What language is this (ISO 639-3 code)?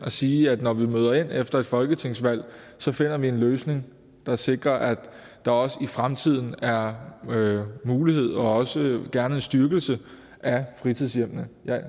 dan